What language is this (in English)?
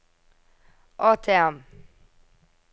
Norwegian